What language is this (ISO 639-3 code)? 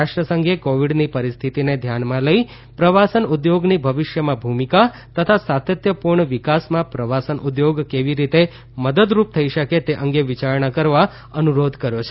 guj